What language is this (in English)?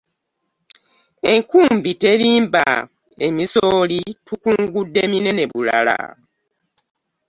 Ganda